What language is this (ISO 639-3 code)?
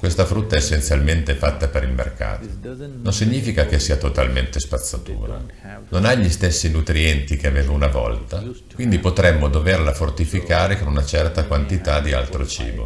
ita